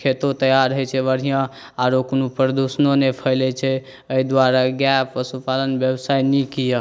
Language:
Maithili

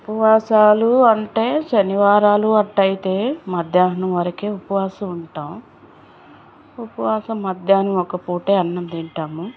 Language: Telugu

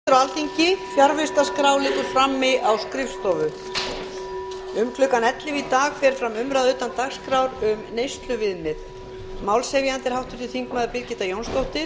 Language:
Icelandic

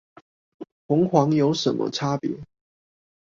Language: Chinese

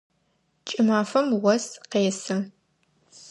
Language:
Adyghe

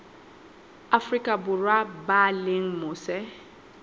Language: Southern Sotho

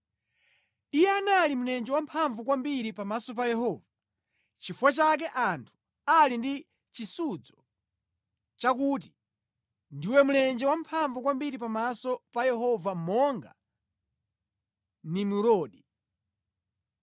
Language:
Nyanja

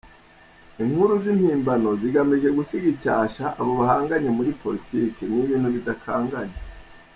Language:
Kinyarwanda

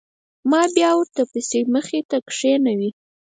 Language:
Pashto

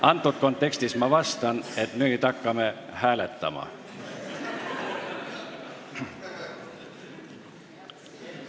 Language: Estonian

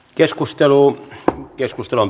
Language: Finnish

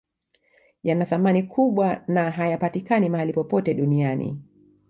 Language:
Swahili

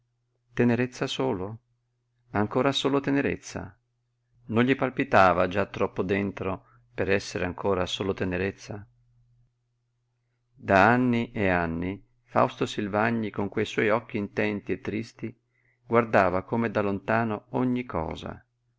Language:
Italian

